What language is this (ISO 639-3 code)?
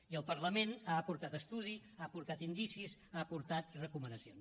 cat